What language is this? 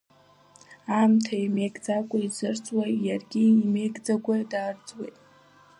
Abkhazian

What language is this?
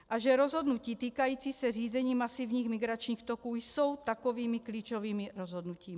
Czech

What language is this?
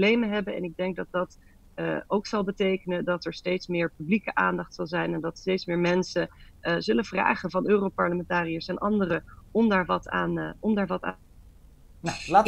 Dutch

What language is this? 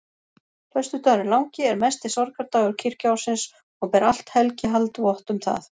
Icelandic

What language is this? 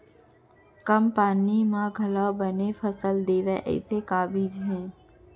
Chhattisgarhi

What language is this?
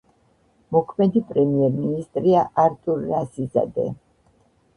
Georgian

